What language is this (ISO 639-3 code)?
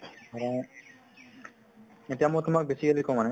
asm